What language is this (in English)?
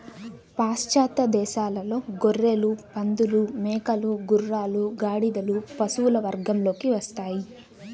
Telugu